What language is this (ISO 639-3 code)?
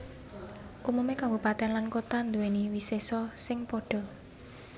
jav